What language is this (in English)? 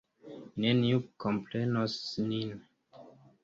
Esperanto